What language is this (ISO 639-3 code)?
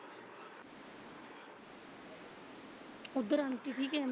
pan